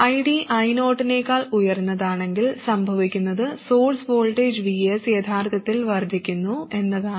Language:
Malayalam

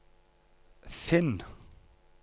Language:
Norwegian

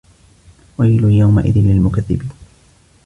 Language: Arabic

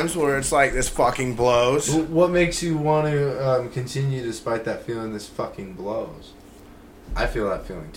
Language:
English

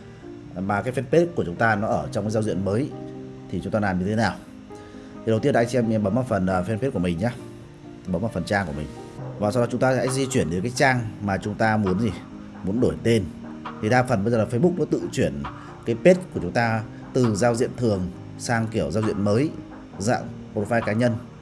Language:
Vietnamese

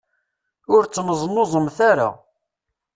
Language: Kabyle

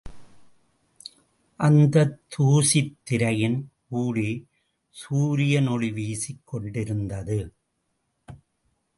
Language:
Tamil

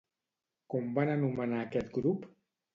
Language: Catalan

